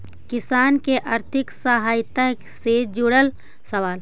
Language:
Magahi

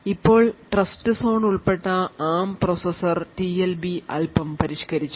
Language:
Malayalam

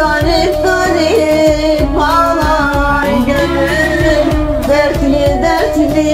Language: Turkish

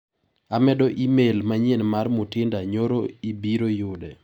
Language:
Luo (Kenya and Tanzania)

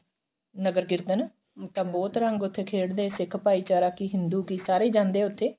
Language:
Punjabi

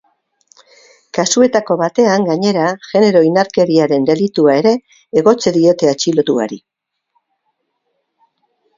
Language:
Basque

